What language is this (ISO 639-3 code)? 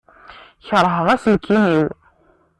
kab